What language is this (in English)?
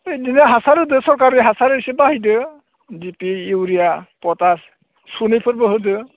Bodo